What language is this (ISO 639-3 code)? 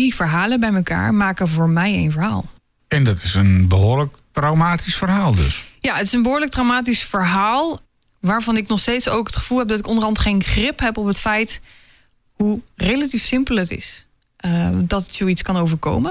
nld